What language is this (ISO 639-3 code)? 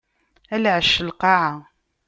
kab